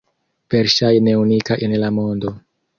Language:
Esperanto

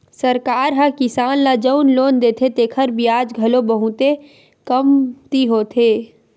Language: Chhattisgarhi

